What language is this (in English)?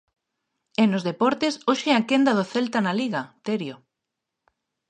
Galician